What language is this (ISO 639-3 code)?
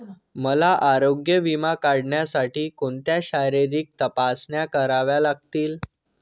mar